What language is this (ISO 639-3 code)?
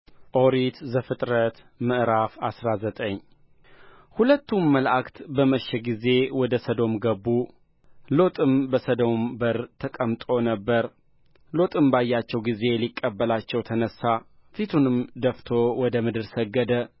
amh